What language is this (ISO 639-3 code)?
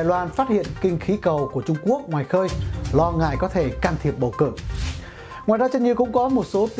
vie